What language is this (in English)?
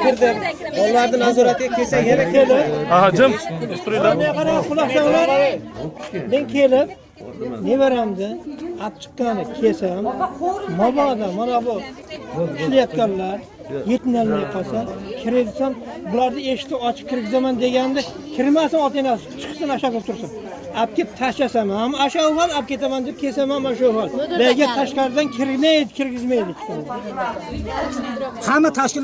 Turkish